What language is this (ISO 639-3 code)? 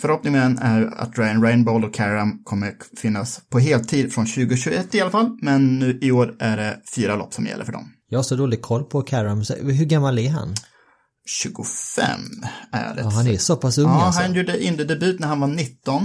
swe